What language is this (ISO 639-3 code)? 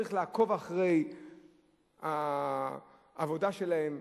heb